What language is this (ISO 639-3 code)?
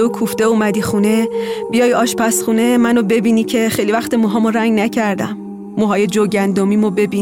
fas